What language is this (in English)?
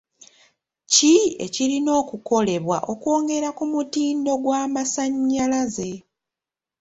Ganda